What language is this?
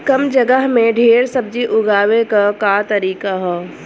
Bhojpuri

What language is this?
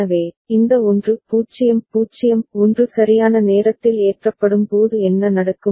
Tamil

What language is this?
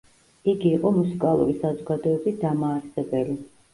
Georgian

